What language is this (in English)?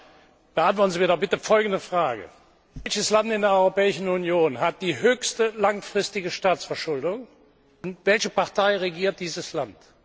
German